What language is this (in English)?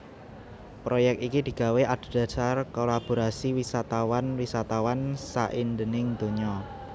Javanese